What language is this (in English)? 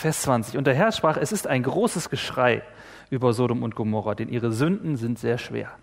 German